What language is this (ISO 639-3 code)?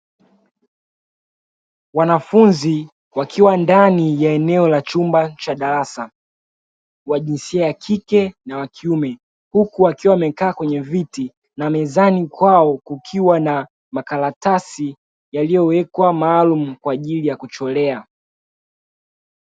swa